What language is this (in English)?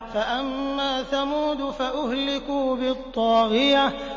Arabic